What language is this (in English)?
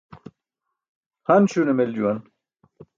Burushaski